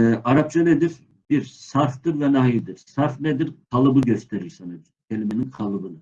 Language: Turkish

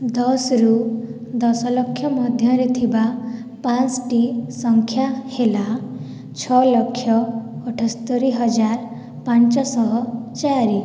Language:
Odia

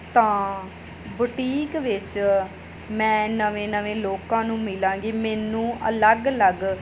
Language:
Punjabi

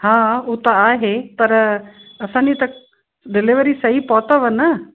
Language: Sindhi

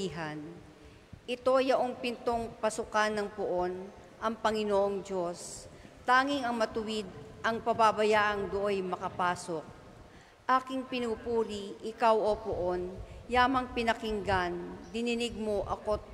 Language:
Filipino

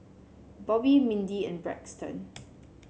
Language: English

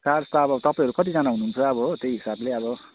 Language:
Nepali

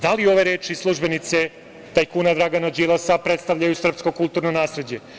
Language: Serbian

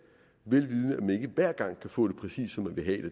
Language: Danish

